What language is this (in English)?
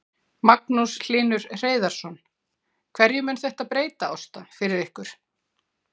Icelandic